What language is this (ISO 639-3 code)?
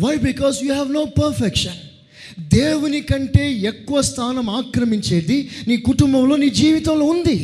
tel